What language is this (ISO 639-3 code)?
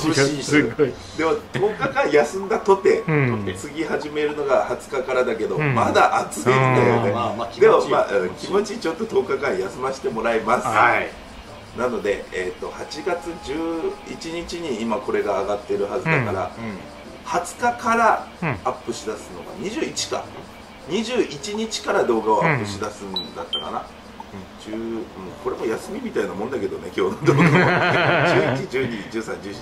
jpn